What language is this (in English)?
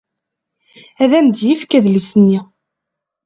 Kabyle